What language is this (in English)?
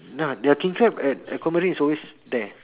English